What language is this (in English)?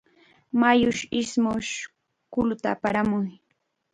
Chiquián Ancash Quechua